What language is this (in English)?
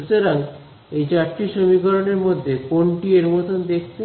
Bangla